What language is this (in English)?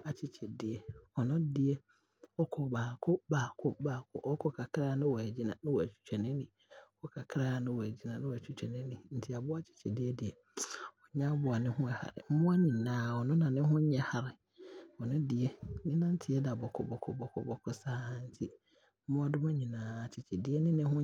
Abron